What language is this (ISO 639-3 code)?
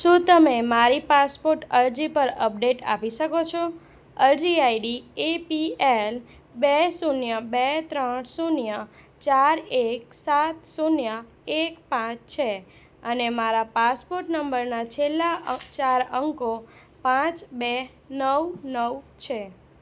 guj